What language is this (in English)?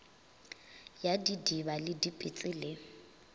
Northern Sotho